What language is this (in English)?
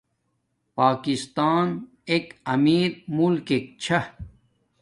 Domaaki